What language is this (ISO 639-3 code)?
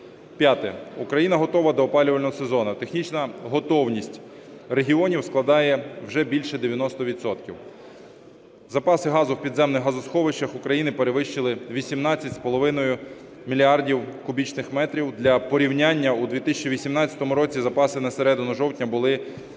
ukr